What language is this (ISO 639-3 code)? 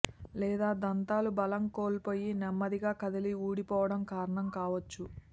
tel